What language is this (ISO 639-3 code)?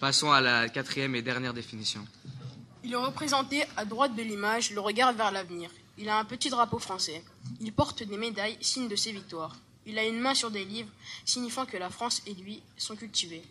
fra